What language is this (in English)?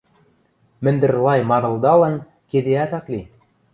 Western Mari